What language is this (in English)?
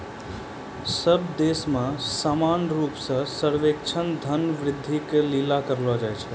Maithili